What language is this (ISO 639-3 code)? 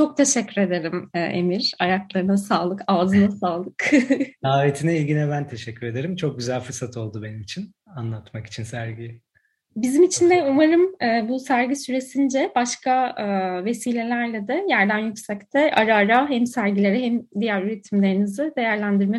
tur